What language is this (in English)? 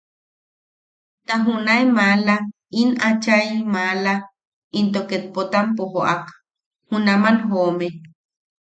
Yaqui